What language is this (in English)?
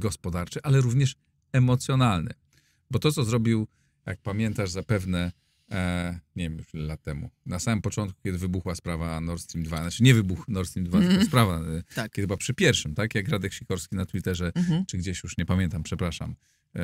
Polish